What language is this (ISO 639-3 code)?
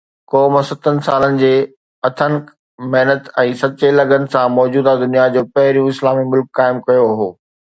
snd